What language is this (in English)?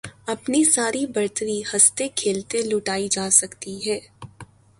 Urdu